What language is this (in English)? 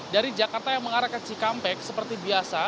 Indonesian